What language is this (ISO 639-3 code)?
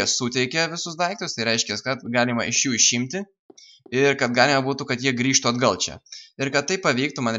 lit